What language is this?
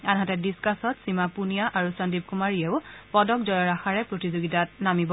Assamese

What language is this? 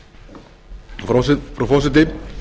Icelandic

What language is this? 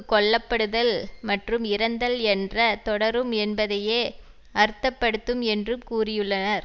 Tamil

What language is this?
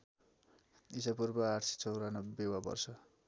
Nepali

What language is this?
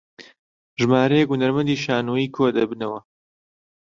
Central Kurdish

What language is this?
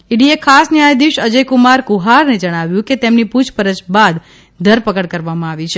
Gujarati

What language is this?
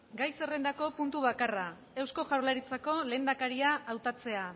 Basque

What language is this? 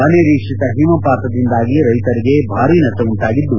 Kannada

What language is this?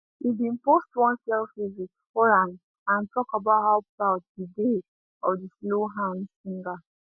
Nigerian Pidgin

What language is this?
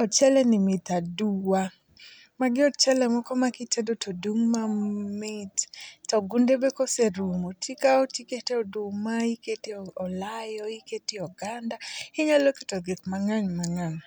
Luo (Kenya and Tanzania)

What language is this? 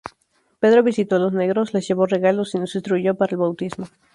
Spanish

